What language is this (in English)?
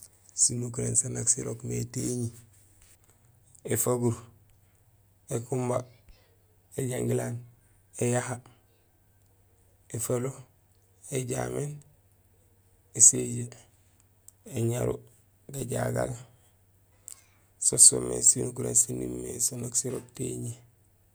Gusilay